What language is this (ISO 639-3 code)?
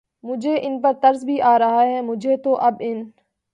urd